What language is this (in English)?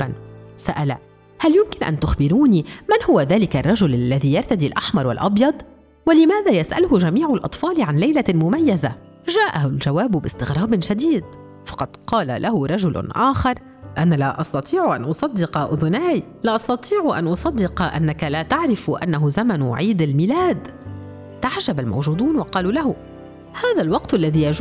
Arabic